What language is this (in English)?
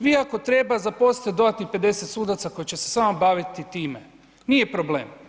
Croatian